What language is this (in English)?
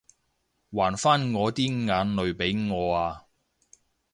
Cantonese